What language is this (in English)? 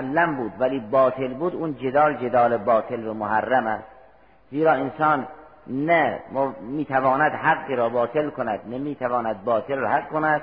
Persian